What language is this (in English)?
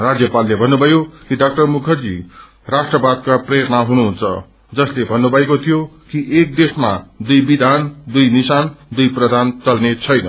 Nepali